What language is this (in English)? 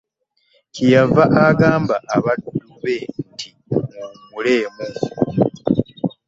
Ganda